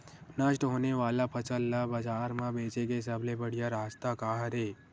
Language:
Chhattisgarhi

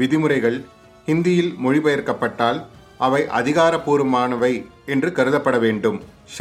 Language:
Tamil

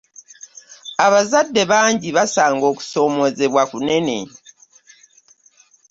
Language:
Ganda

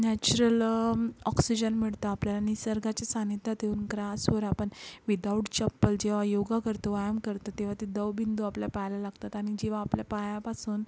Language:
Marathi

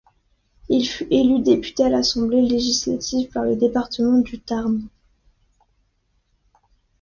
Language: French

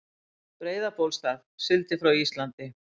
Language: Icelandic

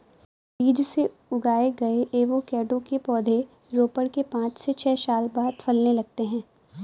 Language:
Hindi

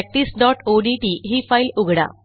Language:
Marathi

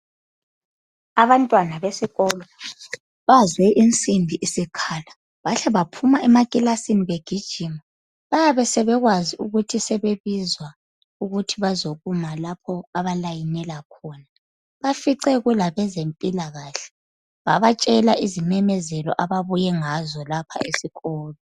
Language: North Ndebele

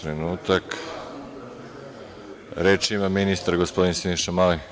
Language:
Serbian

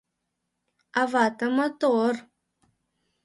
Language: Mari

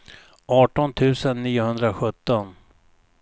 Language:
Swedish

